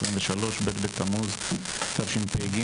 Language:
Hebrew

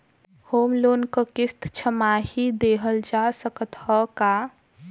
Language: Bhojpuri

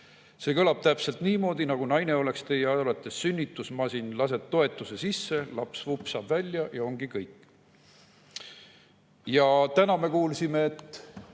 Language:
Estonian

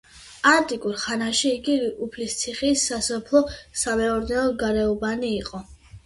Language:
Georgian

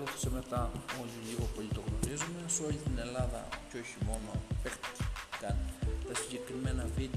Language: Greek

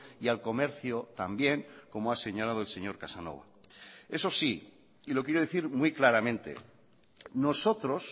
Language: Spanish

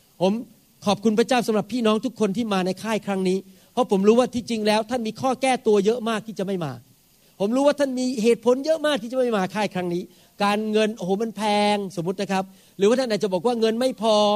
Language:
Thai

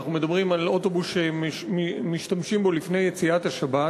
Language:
Hebrew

